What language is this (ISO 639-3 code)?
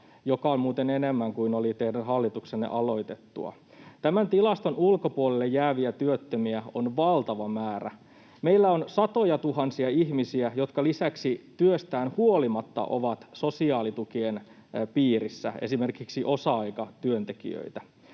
fin